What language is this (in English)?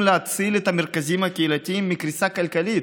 Hebrew